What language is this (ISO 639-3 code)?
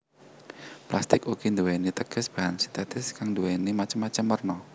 jav